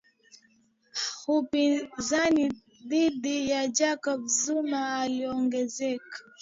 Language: Swahili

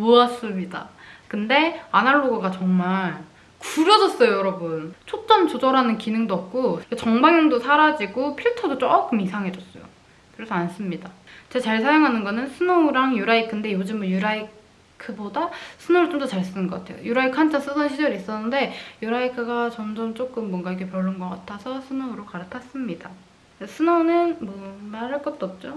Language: Korean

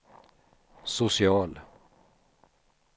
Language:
Swedish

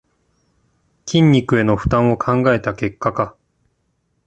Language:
Japanese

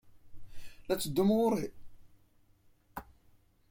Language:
Kabyle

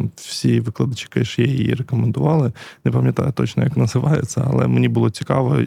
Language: Ukrainian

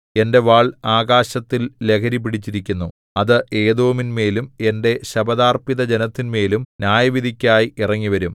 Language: Malayalam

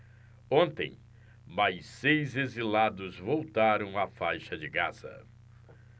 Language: Portuguese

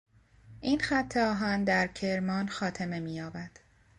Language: Persian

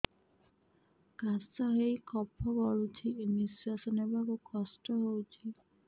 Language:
Odia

